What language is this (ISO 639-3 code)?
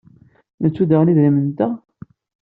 kab